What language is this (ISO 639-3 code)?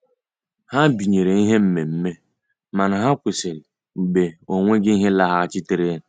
ibo